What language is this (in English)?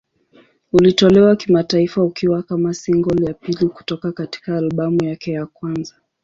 Swahili